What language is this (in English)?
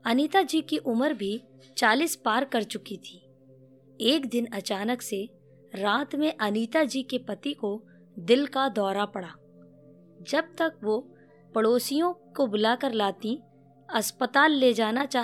Hindi